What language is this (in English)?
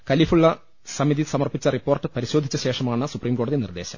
Malayalam